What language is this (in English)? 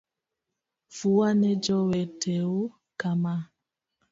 Luo (Kenya and Tanzania)